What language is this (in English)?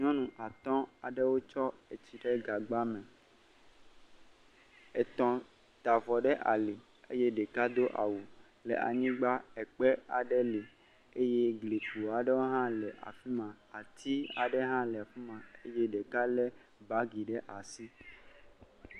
Ewe